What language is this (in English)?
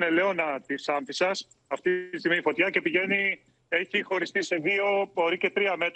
Greek